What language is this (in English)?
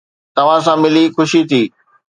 Sindhi